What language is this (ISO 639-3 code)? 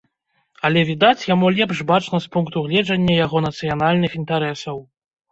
bel